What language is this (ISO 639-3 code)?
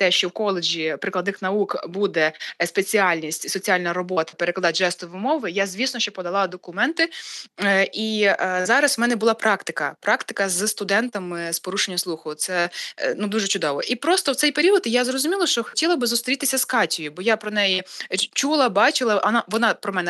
ukr